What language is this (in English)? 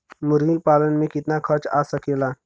Bhojpuri